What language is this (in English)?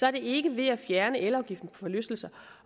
Danish